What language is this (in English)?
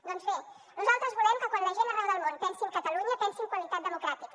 Catalan